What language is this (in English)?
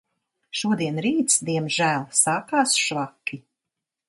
Latvian